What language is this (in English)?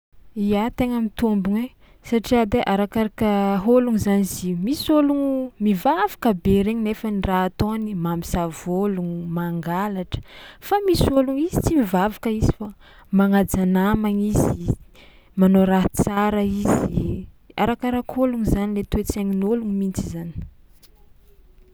Tsimihety Malagasy